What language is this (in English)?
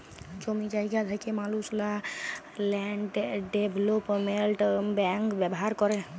Bangla